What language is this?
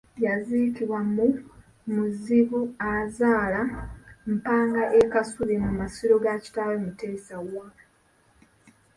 Ganda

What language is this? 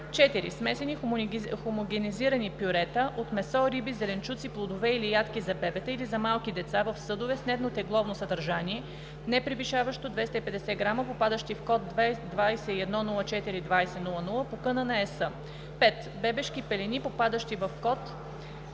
Bulgarian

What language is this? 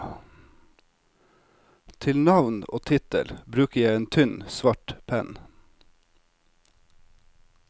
Norwegian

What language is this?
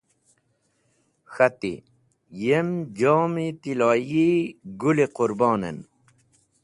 Wakhi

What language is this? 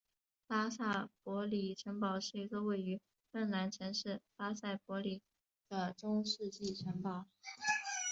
Chinese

